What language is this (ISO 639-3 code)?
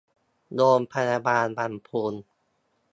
tha